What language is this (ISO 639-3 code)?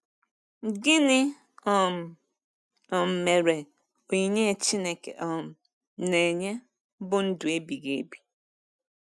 ibo